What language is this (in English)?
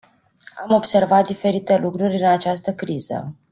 Romanian